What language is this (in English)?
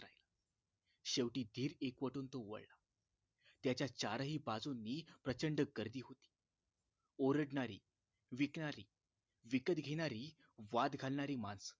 Marathi